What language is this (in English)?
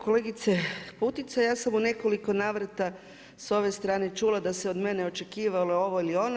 Croatian